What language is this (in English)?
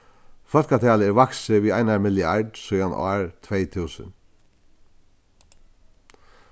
Faroese